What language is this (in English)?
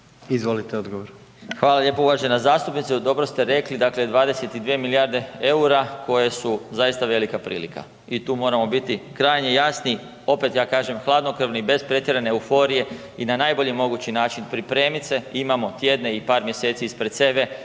Croatian